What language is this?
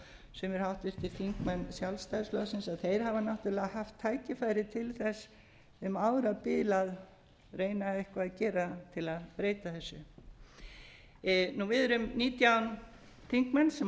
Icelandic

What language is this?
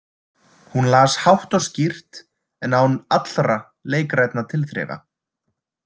Icelandic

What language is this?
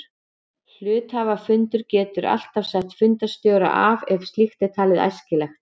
Icelandic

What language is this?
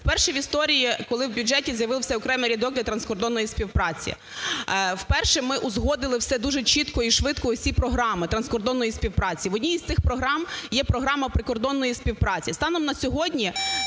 Ukrainian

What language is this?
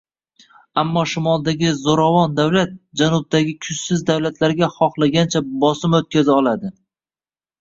Uzbek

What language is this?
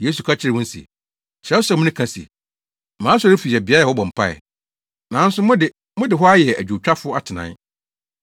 Akan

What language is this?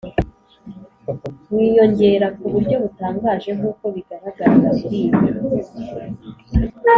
Kinyarwanda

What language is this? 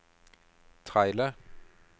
Norwegian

